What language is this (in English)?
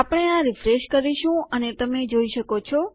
Gujarati